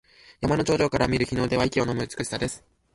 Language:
Japanese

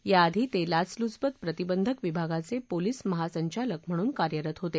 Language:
Marathi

